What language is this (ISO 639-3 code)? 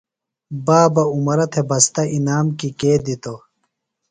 phl